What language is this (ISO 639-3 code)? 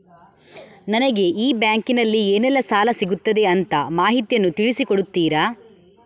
kan